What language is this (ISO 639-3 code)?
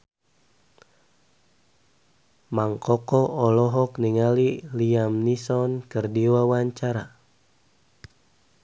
sun